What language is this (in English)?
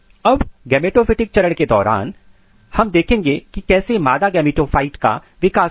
Hindi